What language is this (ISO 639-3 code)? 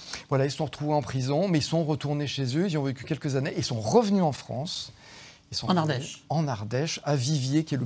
fra